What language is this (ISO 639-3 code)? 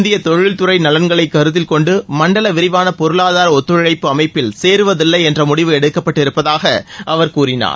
tam